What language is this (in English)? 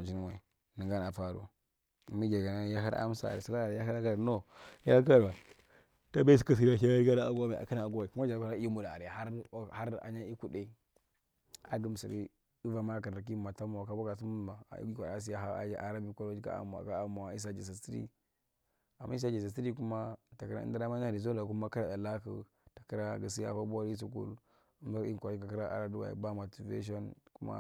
Marghi Central